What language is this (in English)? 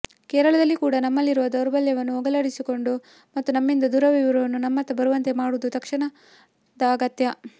Kannada